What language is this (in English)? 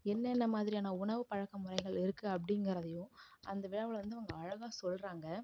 Tamil